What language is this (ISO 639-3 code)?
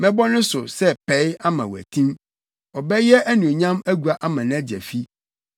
aka